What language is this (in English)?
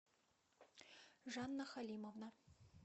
Russian